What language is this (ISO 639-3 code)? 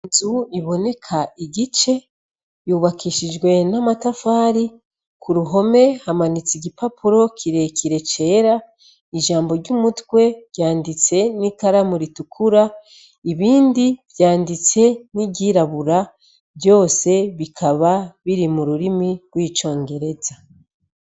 run